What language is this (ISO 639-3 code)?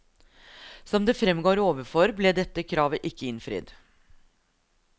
nor